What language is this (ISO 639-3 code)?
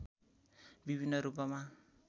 nep